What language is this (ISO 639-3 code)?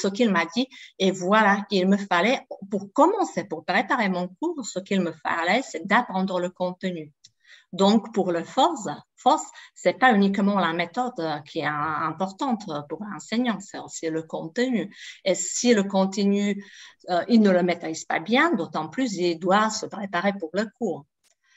fra